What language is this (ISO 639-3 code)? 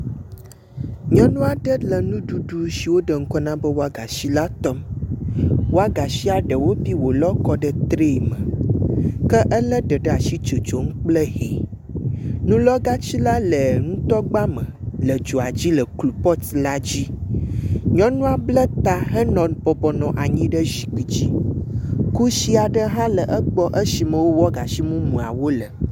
ewe